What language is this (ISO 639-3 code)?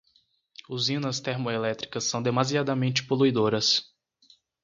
por